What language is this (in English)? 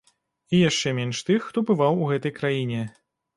Belarusian